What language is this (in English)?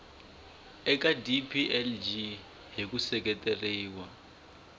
Tsonga